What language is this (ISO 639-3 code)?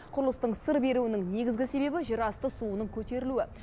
kaz